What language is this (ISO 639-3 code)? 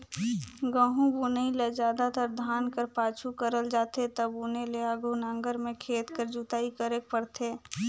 hne